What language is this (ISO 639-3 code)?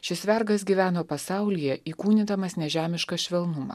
lit